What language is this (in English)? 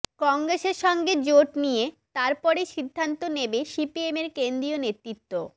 Bangla